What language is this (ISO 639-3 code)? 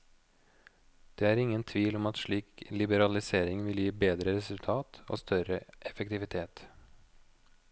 nor